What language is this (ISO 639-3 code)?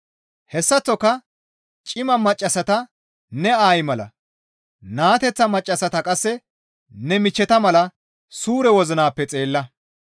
gmv